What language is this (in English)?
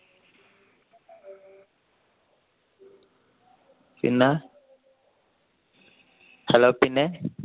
Malayalam